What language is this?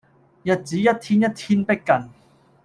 Cantonese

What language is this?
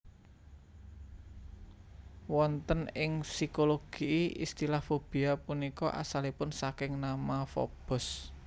Javanese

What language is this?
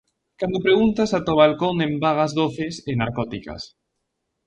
Galician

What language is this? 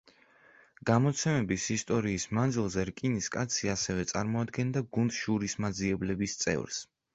Georgian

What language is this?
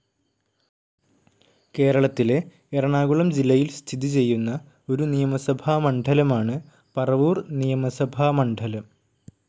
Malayalam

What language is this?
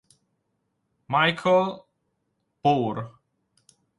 Italian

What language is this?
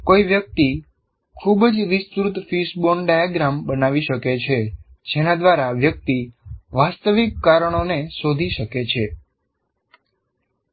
Gujarati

